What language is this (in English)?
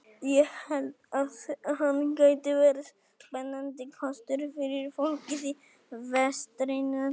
Icelandic